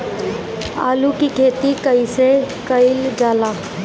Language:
Bhojpuri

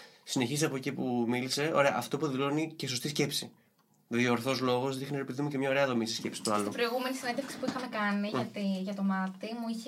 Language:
Greek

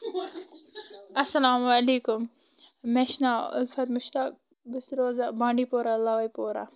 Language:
Kashmiri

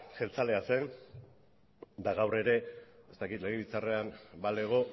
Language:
Basque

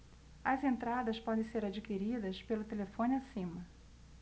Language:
Portuguese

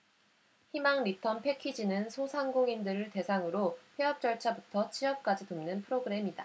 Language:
Korean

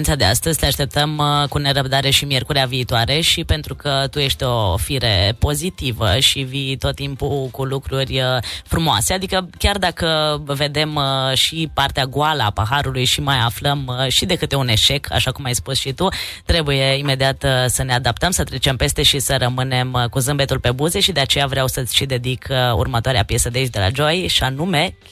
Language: Romanian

